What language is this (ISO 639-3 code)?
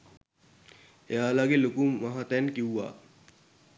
sin